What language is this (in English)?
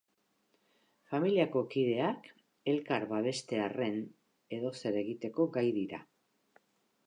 Basque